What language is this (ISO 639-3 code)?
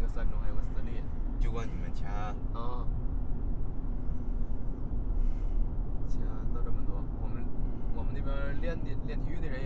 zho